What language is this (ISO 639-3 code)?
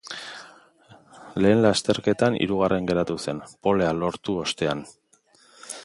eus